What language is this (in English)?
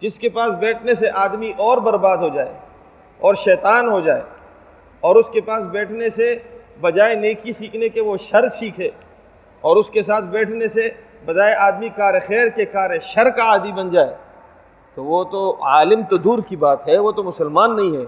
Urdu